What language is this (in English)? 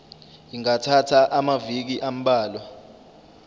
Zulu